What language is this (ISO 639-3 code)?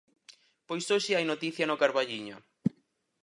glg